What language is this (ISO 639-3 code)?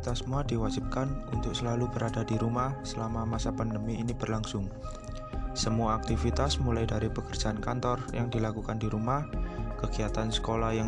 ind